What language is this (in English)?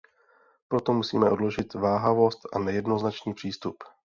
Czech